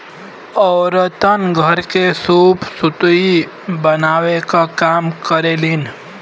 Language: Bhojpuri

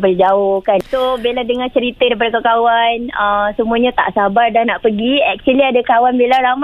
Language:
Malay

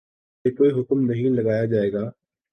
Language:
Urdu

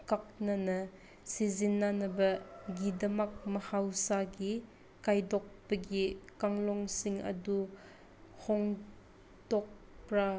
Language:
Manipuri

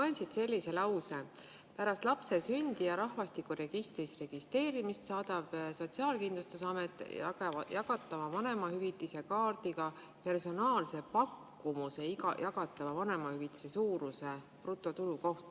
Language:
Estonian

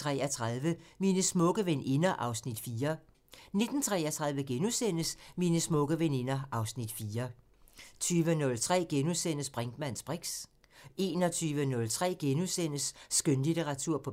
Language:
Danish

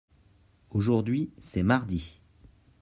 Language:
French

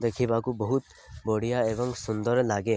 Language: Odia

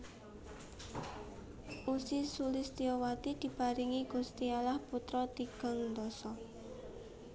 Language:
Javanese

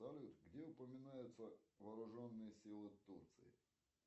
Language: Russian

